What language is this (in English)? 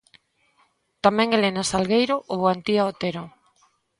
Galician